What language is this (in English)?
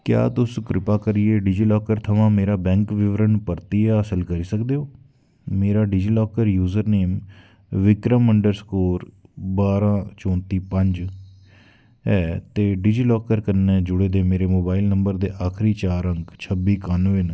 Dogri